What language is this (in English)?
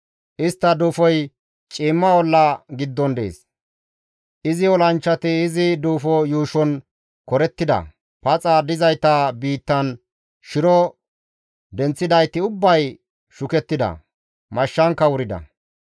Gamo